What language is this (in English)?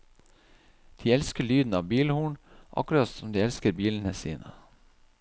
Norwegian